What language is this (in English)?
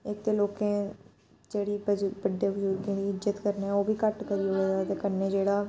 Dogri